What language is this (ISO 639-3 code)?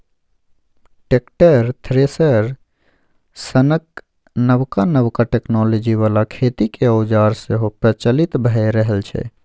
mai